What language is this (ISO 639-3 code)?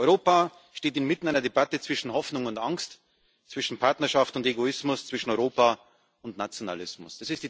deu